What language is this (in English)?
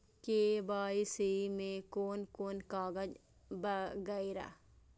Maithili